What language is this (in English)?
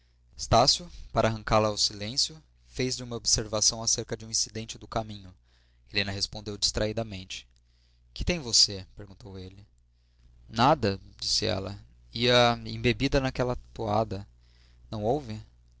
Portuguese